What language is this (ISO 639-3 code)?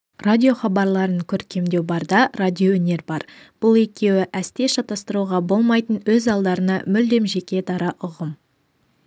kaz